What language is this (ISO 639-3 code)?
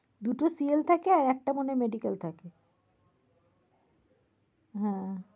ben